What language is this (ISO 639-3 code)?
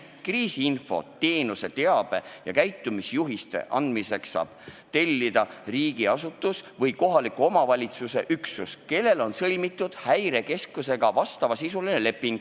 est